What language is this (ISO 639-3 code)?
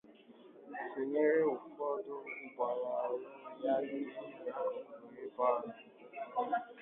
ibo